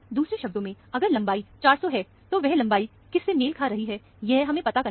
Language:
Hindi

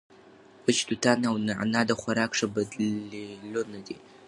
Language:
Pashto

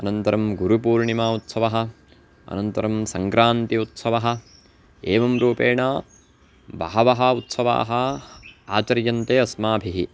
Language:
Sanskrit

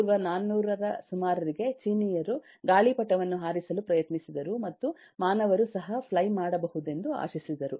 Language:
Kannada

